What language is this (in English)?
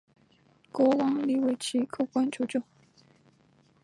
Chinese